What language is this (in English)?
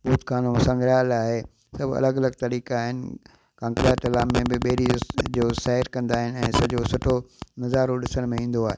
Sindhi